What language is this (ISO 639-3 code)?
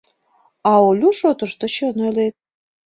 chm